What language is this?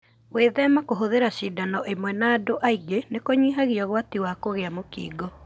Kikuyu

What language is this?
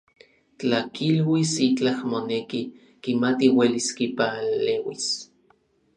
Orizaba Nahuatl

